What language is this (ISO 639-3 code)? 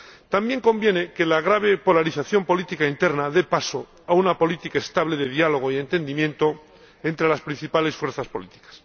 spa